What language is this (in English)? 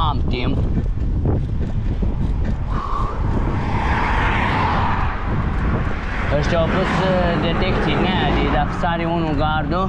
Romanian